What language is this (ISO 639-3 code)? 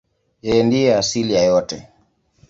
swa